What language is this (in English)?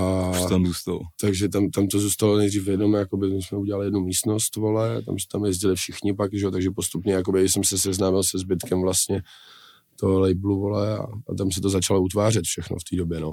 Czech